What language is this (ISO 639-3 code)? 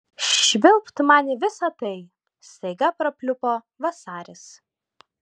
lit